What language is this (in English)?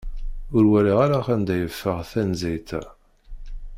Kabyle